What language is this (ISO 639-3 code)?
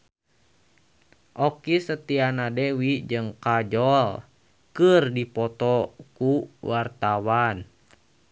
sun